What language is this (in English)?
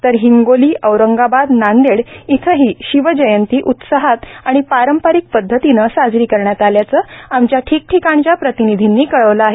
Marathi